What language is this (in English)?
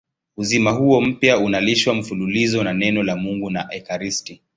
Swahili